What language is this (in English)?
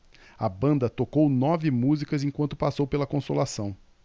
Portuguese